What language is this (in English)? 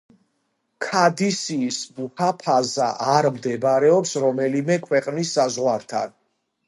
Georgian